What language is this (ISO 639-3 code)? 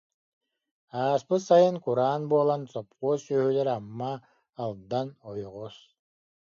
sah